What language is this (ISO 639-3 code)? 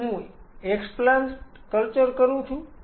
guj